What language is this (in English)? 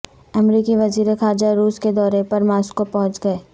Urdu